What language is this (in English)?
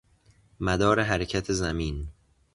Persian